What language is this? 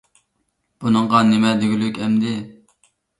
Uyghur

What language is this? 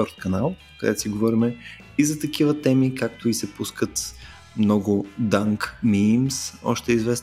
Bulgarian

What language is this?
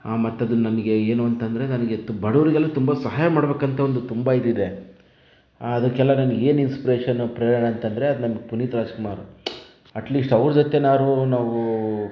Kannada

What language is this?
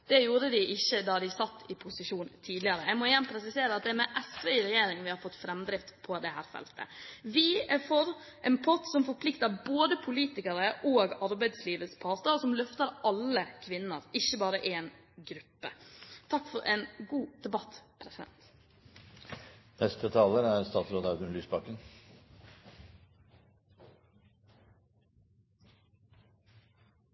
Norwegian Bokmål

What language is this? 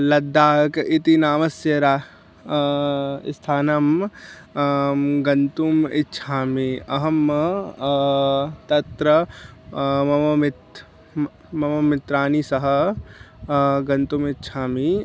Sanskrit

